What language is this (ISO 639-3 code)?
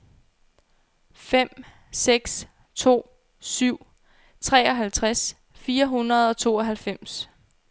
dan